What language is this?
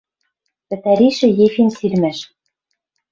Western Mari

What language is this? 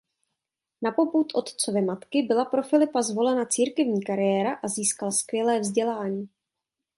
Czech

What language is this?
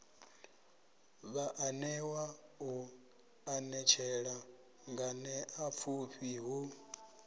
Venda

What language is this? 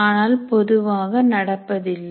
Tamil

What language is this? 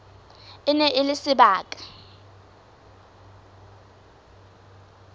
Southern Sotho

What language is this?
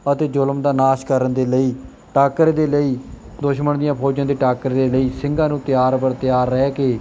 Punjabi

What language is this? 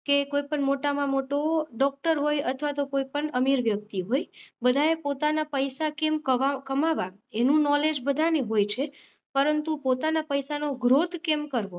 Gujarati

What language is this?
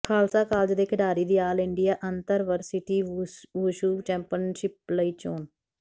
Punjabi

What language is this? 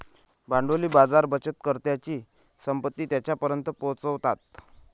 Marathi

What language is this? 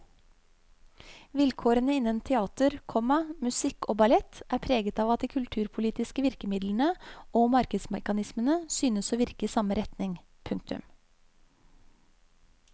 Norwegian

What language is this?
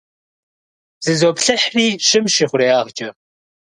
Kabardian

